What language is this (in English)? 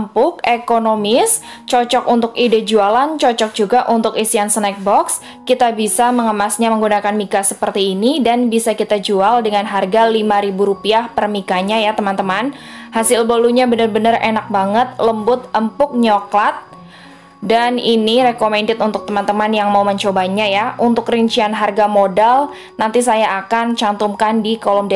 Indonesian